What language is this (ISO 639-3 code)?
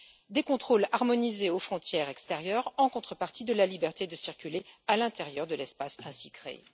fra